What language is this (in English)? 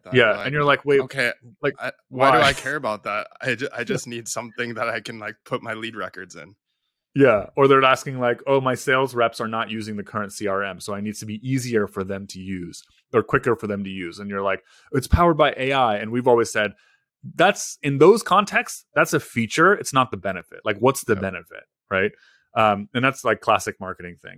English